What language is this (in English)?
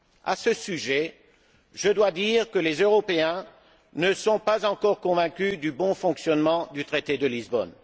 French